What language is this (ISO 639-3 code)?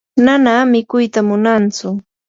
qur